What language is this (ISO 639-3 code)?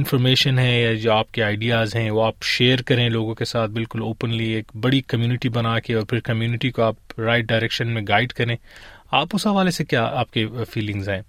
urd